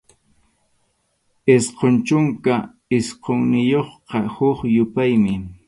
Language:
Arequipa-La Unión Quechua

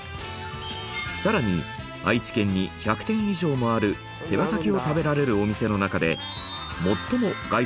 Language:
Japanese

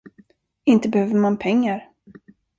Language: Swedish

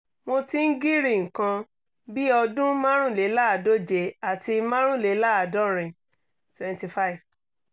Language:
Yoruba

